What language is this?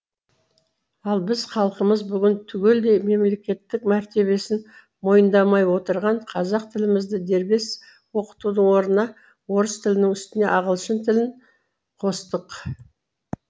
Kazakh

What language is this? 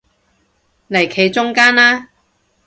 Cantonese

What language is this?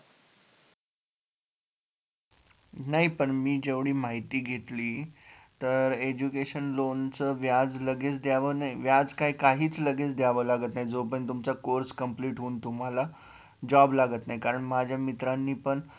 Marathi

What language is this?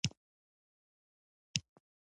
Pashto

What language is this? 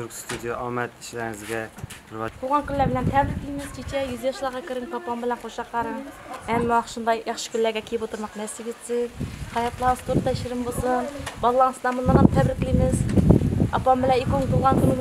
Arabic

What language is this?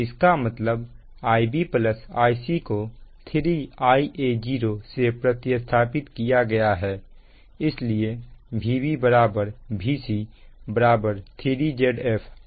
Hindi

